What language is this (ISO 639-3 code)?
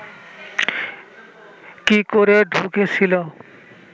ben